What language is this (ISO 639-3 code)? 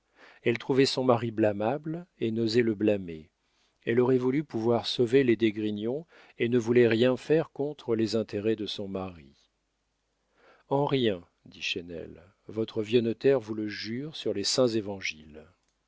fra